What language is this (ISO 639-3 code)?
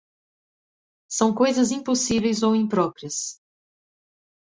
por